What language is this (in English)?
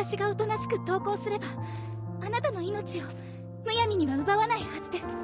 Japanese